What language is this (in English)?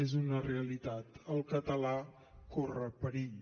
Catalan